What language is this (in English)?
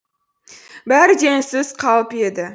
Kazakh